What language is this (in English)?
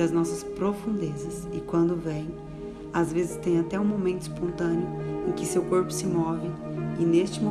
Portuguese